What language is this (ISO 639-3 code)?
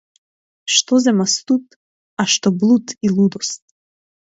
mkd